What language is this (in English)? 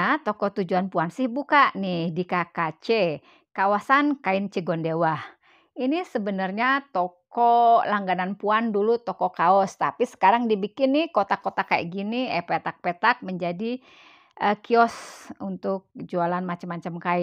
Indonesian